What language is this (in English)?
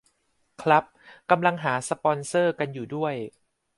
Thai